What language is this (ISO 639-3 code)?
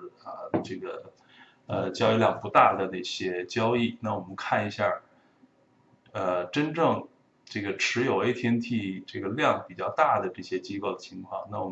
zho